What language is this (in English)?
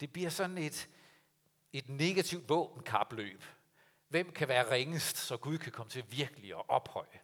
Danish